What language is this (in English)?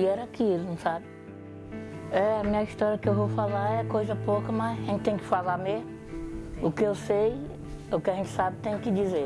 Portuguese